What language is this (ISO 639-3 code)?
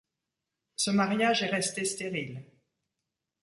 fra